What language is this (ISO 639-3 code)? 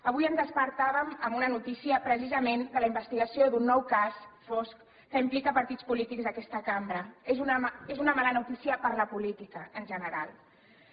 cat